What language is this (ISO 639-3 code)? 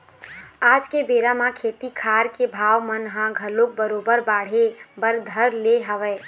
hne